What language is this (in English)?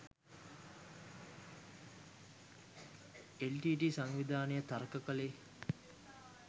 Sinhala